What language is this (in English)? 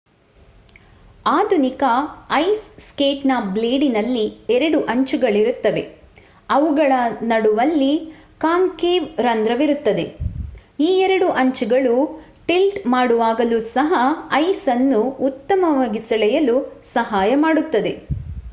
Kannada